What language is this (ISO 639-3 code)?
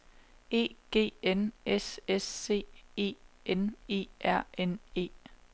dan